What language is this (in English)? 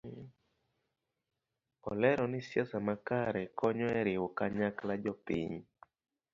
Luo (Kenya and Tanzania)